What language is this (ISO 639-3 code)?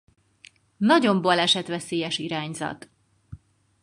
hun